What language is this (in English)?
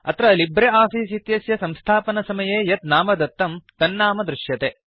Sanskrit